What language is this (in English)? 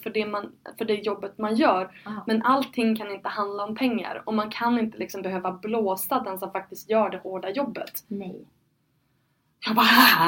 Swedish